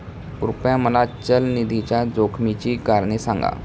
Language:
Marathi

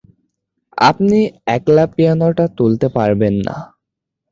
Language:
Bangla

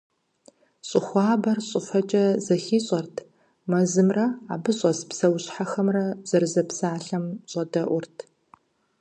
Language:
Kabardian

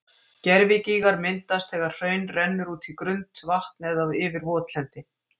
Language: Icelandic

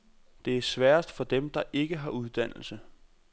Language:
Danish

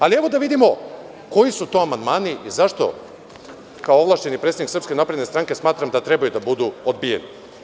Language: Serbian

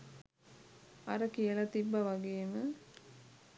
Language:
Sinhala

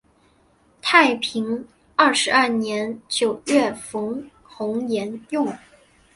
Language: Chinese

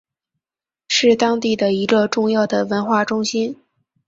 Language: Chinese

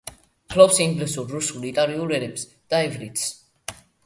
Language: Georgian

